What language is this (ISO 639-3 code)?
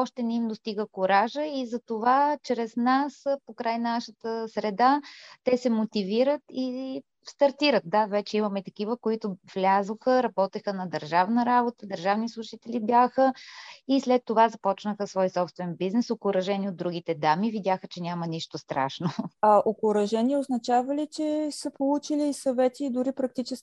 bul